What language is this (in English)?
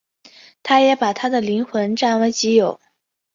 Chinese